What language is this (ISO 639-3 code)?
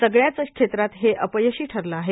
mar